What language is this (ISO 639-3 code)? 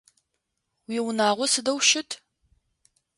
ady